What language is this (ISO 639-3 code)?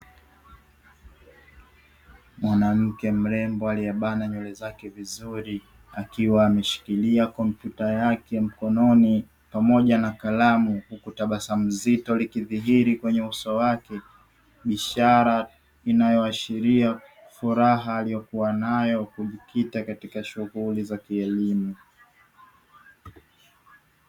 swa